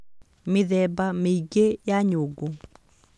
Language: Kikuyu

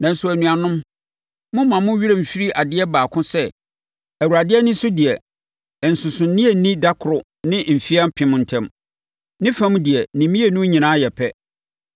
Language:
Akan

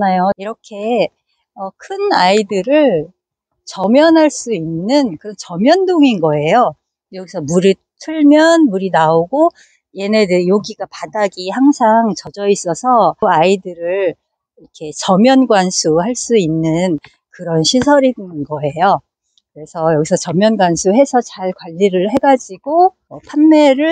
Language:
Korean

